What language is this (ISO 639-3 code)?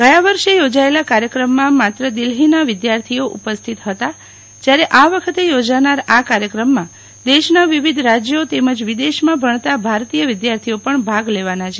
guj